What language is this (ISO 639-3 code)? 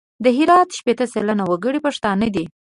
pus